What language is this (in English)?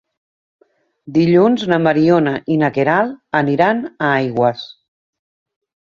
Catalan